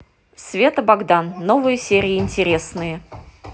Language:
Russian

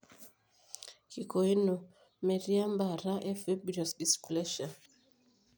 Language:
Masai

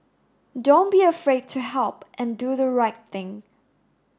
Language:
English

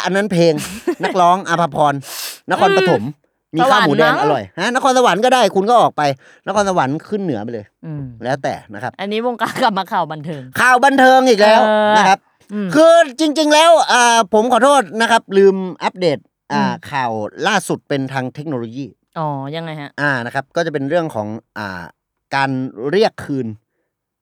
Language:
Thai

